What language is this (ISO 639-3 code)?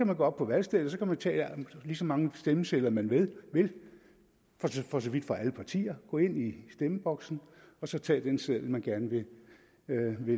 dan